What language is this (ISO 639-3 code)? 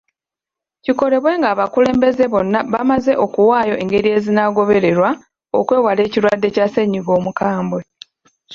lug